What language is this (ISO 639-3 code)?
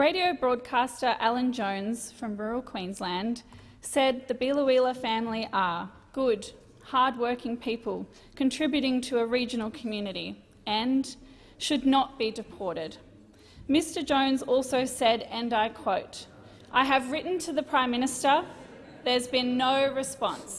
eng